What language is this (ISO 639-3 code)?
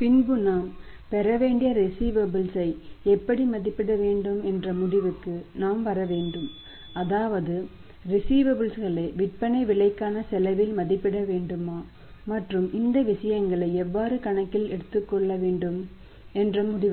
tam